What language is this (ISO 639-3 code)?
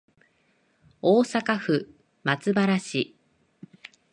jpn